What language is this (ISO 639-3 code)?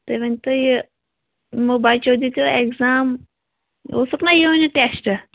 kas